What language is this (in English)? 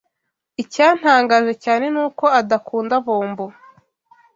Kinyarwanda